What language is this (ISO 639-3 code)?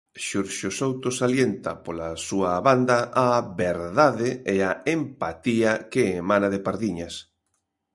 glg